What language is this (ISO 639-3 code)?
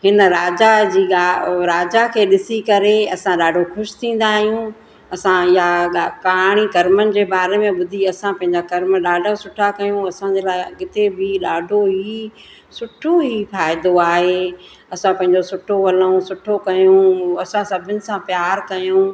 snd